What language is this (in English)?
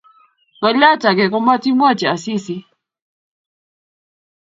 Kalenjin